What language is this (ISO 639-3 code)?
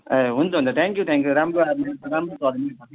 nep